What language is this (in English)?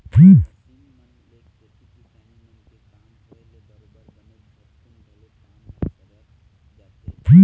Chhattisgarhi